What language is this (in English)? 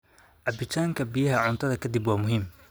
Somali